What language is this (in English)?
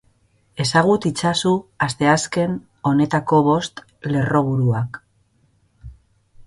Basque